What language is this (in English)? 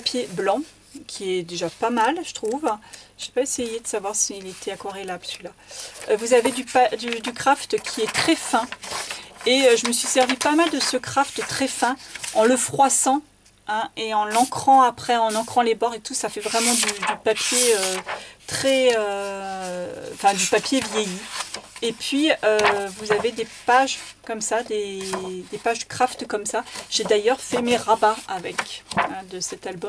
French